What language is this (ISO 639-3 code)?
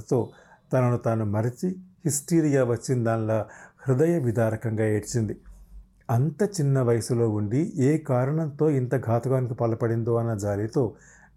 tel